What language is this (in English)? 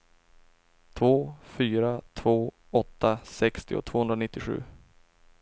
Swedish